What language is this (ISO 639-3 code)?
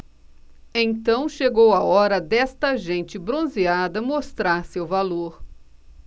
por